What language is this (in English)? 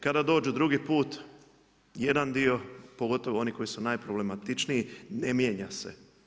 Croatian